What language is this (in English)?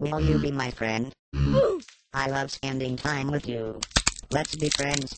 English